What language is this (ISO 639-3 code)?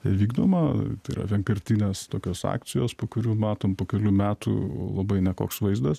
lit